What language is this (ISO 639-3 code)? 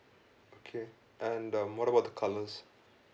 eng